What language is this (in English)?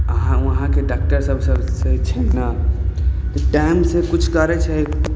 Maithili